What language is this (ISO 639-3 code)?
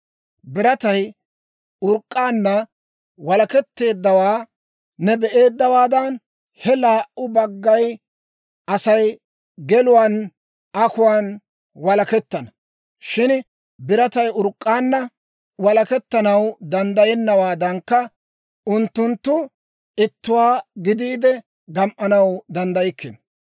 dwr